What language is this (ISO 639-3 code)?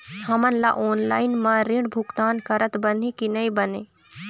hne